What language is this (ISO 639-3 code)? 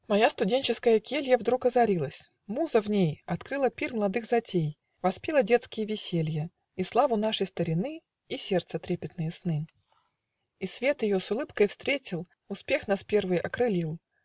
rus